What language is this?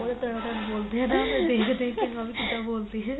Punjabi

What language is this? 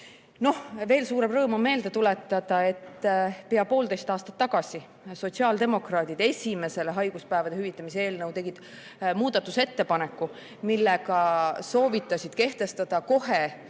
Estonian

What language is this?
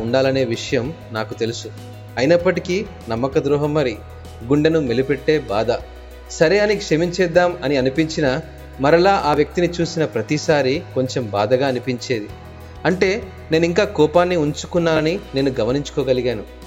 Telugu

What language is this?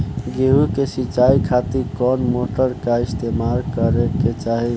Bhojpuri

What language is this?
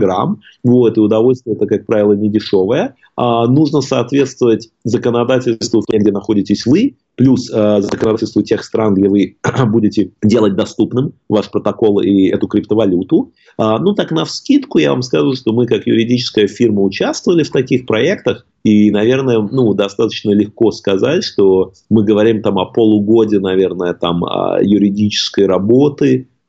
Russian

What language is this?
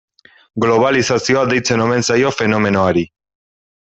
Basque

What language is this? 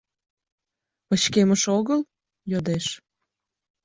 Mari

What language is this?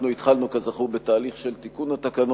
Hebrew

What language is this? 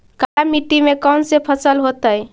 Magahi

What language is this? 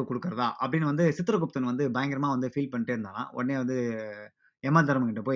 Tamil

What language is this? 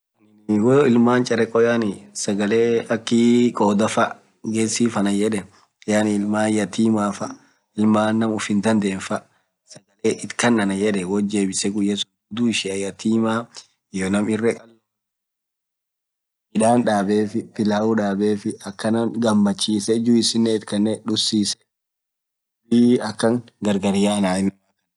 Orma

